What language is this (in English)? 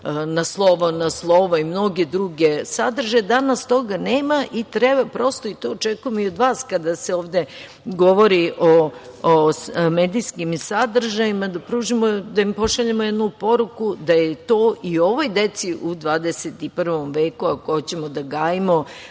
Serbian